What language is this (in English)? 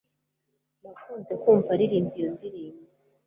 Kinyarwanda